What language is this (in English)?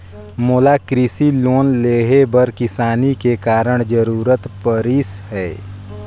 Chhattisgarhi